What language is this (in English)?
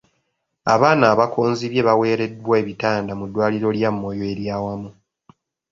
Ganda